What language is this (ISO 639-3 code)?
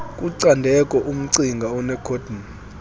xho